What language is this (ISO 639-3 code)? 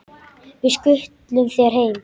isl